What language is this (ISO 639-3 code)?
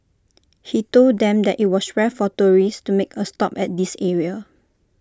eng